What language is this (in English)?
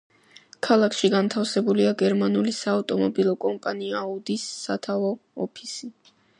Georgian